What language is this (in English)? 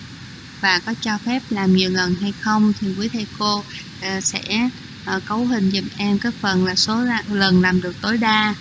Vietnamese